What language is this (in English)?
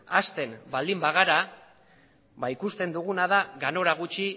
Basque